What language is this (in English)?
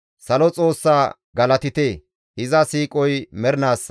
Gamo